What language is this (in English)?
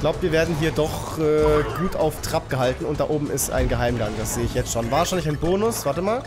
German